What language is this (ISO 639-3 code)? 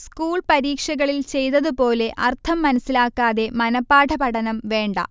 mal